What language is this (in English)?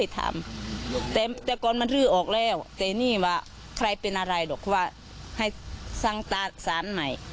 Thai